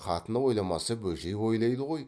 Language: Kazakh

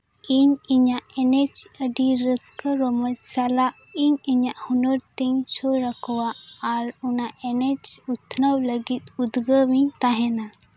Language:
Santali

